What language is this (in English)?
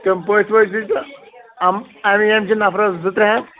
Kashmiri